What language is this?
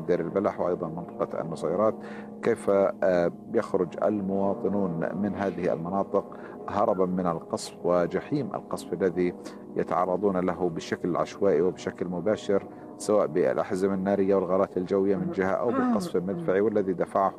Arabic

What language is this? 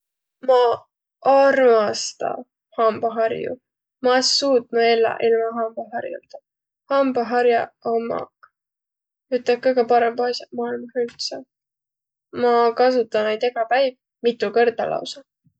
Võro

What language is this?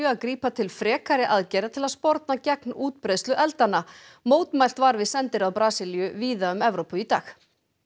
Icelandic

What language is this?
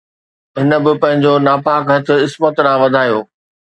Sindhi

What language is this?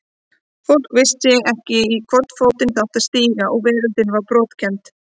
Icelandic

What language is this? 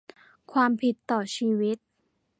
Thai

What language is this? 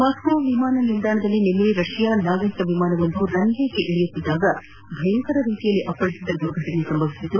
Kannada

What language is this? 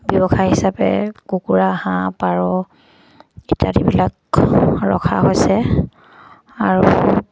Assamese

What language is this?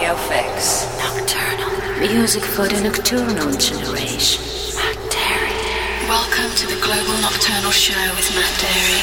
English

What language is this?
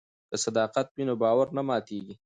Pashto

